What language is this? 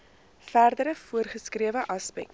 Afrikaans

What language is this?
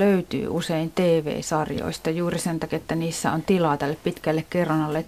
Finnish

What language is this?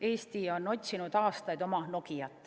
Estonian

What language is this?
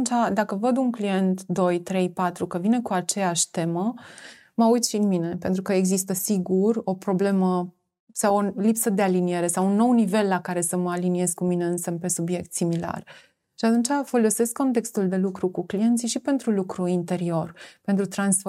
Romanian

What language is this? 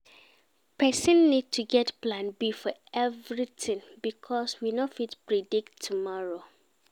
Nigerian Pidgin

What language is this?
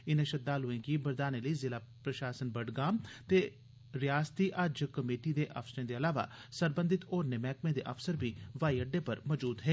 Dogri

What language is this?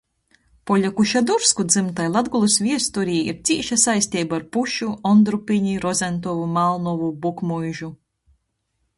Latgalian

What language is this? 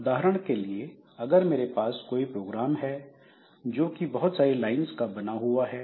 Hindi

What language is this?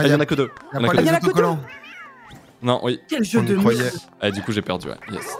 French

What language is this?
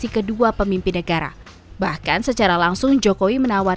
Indonesian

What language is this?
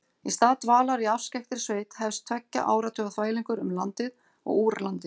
Icelandic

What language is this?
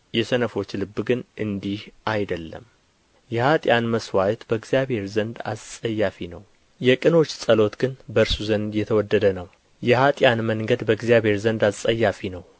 Amharic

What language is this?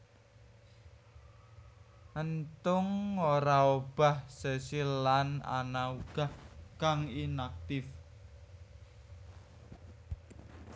Javanese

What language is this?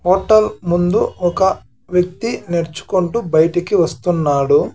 Telugu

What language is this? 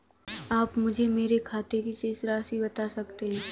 Hindi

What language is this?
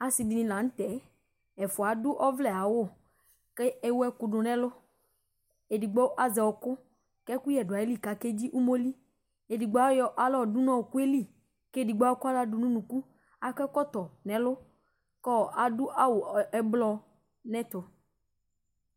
Ikposo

